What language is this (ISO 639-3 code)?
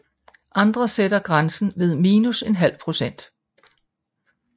dan